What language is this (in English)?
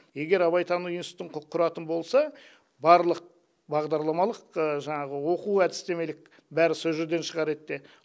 Kazakh